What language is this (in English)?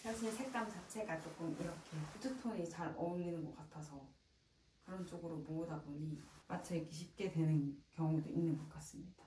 Korean